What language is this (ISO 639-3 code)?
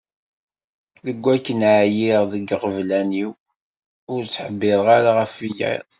kab